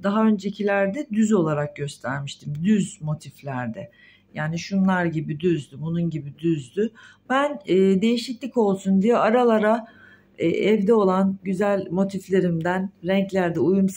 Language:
Turkish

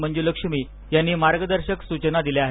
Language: Marathi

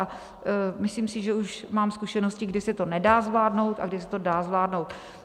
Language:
Czech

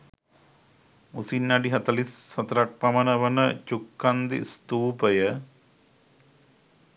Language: Sinhala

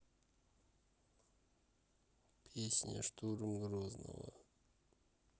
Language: Russian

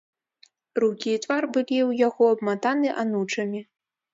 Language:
Belarusian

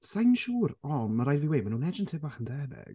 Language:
Welsh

